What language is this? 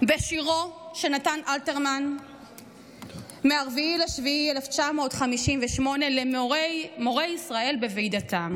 Hebrew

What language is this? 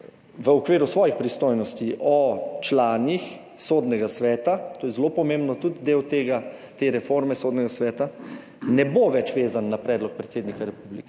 Slovenian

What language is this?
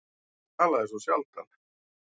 Icelandic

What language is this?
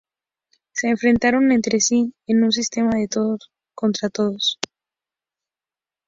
Spanish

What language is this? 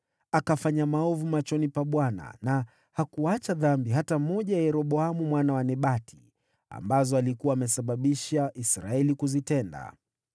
Swahili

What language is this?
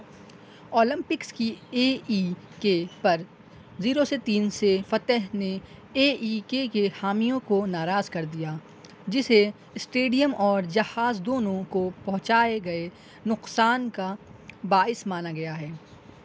Urdu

